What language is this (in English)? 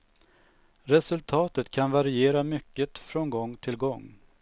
Swedish